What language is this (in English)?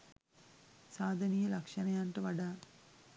Sinhala